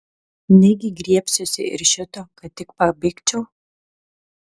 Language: Lithuanian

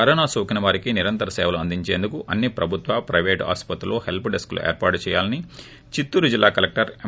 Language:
Telugu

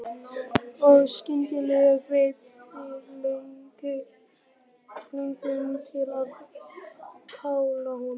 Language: Icelandic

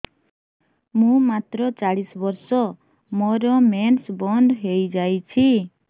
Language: Odia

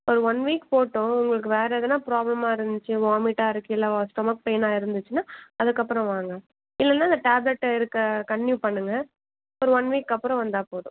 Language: Tamil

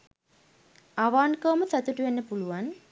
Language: Sinhala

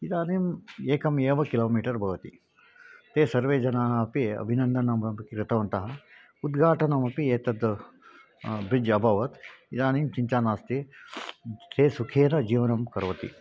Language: Sanskrit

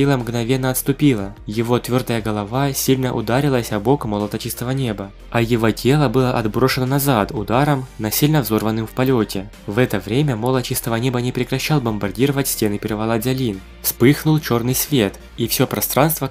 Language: Russian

